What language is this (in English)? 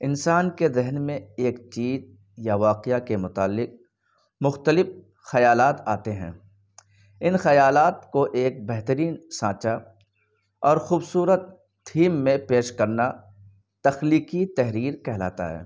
Urdu